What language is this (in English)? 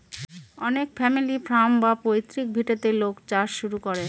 Bangla